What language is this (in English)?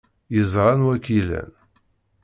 Kabyle